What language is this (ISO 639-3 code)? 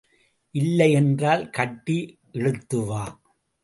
tam